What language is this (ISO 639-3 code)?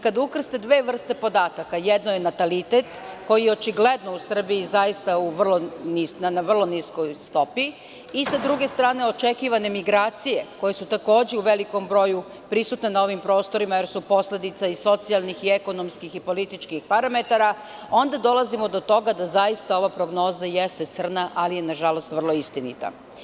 srp